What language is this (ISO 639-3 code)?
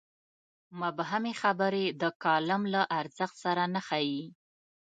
pus